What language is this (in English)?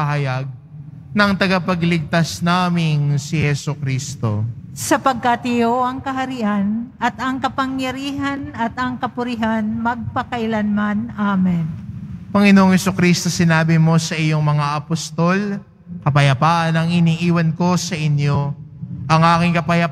Filipino